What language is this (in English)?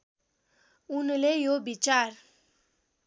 Nepali